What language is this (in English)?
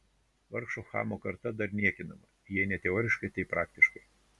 Lithuanian